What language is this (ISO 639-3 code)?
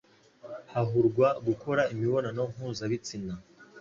kin